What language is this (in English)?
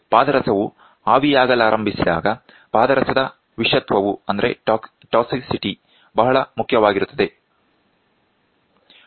Kannada